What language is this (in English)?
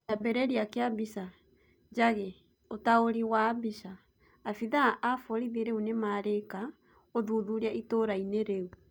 Kikuyu